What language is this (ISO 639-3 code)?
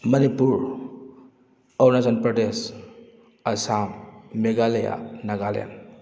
mni